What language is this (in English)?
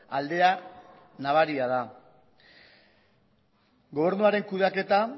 Basque